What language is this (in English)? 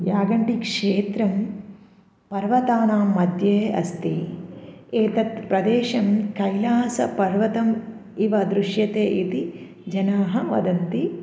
Sanskrit